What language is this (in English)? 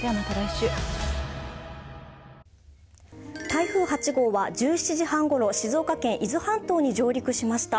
Japanese